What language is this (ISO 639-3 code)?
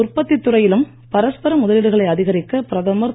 tam